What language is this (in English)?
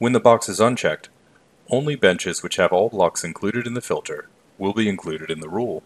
English